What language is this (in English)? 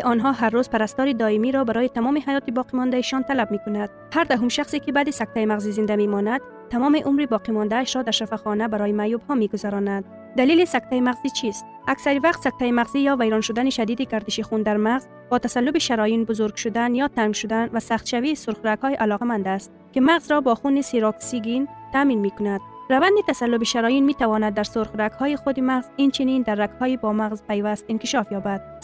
Persian